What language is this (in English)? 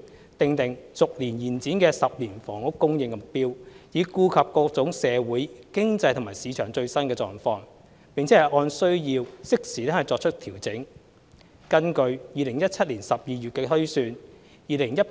Cantonese